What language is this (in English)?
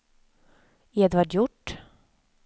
Swedish